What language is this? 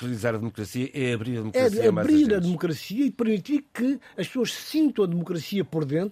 Portuguese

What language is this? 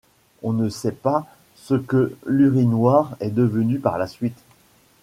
French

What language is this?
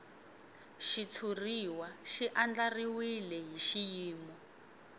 Tsonga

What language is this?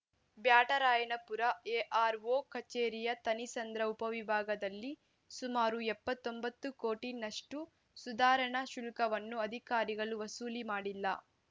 Kannada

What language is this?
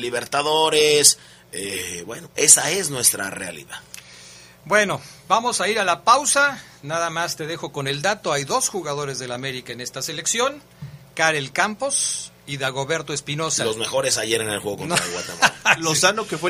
Spanish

